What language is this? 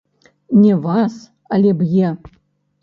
Belarusian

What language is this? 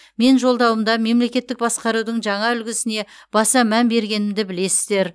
Kazakh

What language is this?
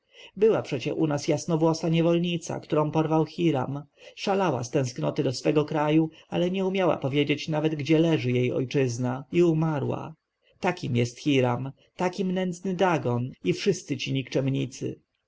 Polish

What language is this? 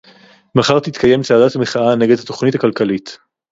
Hebrew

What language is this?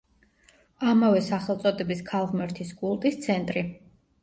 Georgian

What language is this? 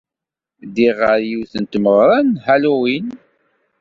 Kabyle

